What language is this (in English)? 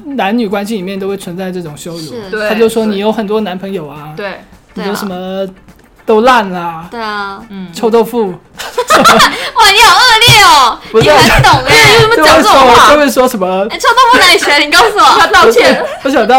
Chinese